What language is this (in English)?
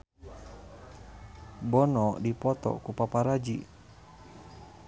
Sundanese